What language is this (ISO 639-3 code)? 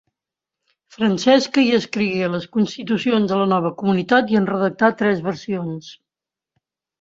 cat